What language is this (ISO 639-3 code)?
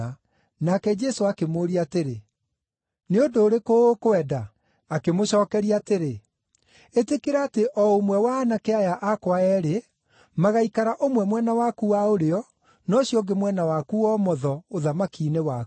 kik